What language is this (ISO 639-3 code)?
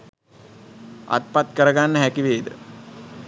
sin